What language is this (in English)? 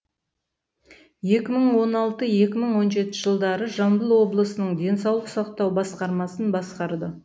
Kazakh